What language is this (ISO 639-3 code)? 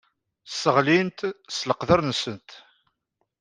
kab